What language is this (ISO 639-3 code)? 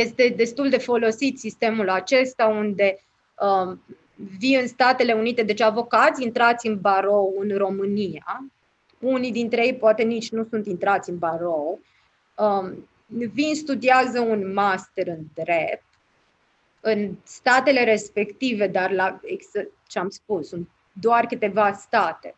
ron